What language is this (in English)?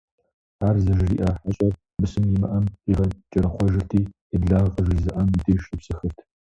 Kabardian